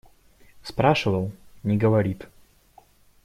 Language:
Russian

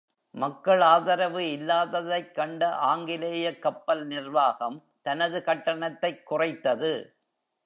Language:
Tamil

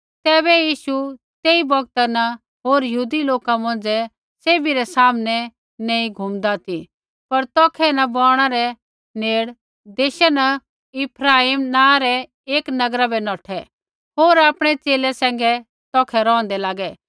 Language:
Kullu Pahari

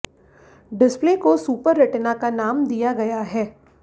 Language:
Hindi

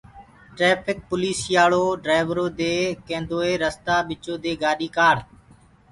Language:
Gurgula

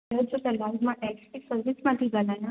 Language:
Sindhi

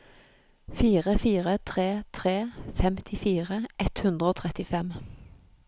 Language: Norwegian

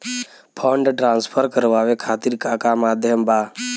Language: Bhojpuri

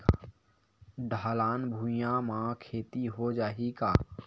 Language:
Chhattisgarhi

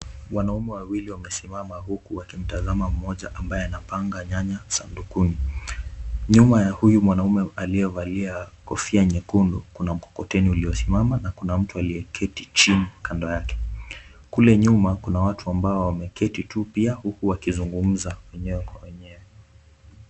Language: Swahili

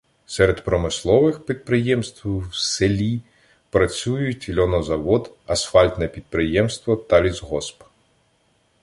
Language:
Ukrainian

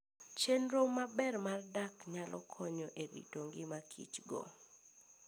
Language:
Luo (Kenya and Tanzania)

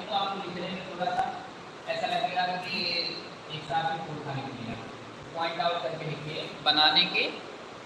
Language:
Hindi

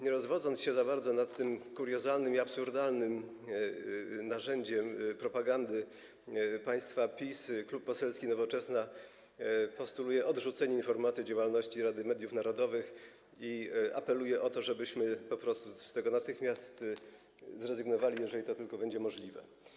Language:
Polish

